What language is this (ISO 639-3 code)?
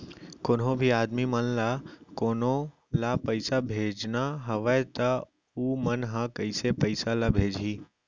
hne